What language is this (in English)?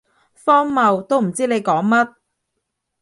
Cantonese